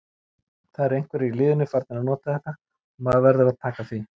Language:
Icelandic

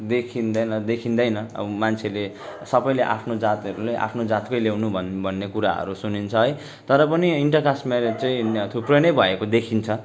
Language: Nepali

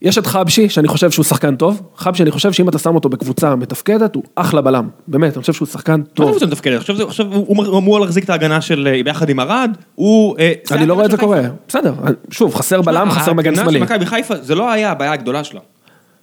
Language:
Hebrew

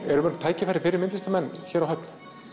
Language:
Icelandic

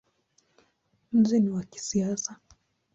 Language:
Swahili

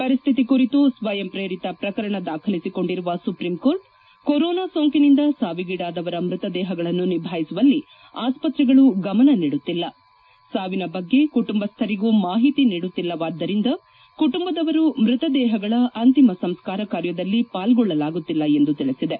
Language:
Kannada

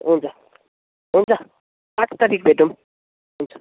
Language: Nepali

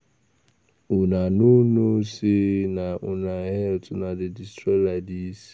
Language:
Nigerian Pidgin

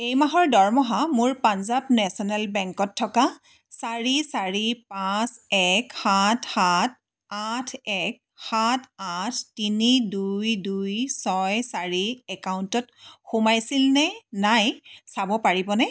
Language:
Assamese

